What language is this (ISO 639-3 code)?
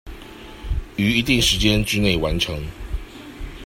zho